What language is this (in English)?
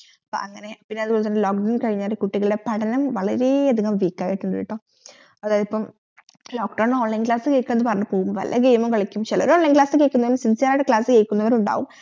Malayalam